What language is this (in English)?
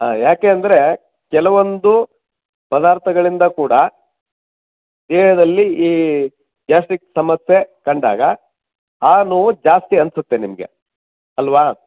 Kannada